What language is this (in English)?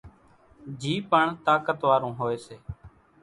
Kachi Koli